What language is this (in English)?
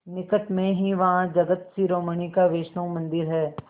Hindi